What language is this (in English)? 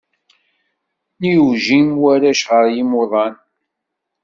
Kabyle